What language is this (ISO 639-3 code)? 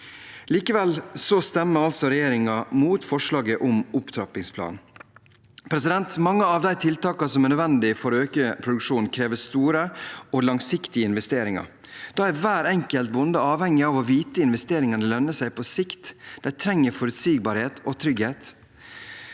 nor